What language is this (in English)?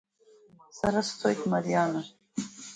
Abkhazian